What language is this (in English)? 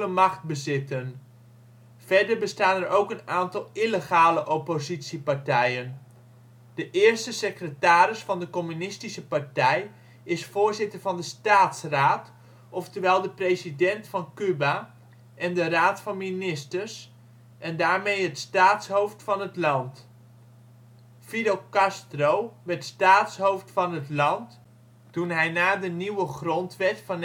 Dutch